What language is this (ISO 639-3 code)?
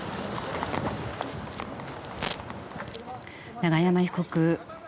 jpn